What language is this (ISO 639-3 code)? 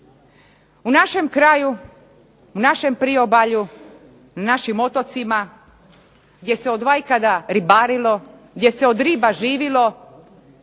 hrv